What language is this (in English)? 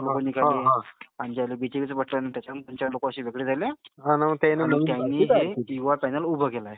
Marathi